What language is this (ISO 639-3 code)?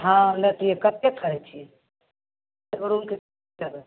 mai